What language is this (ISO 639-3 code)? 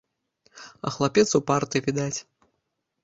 bel